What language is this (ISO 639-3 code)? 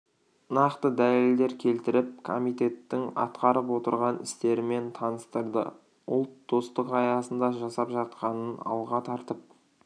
kaz